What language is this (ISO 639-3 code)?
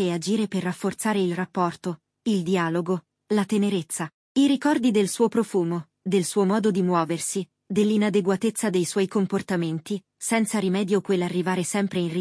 ita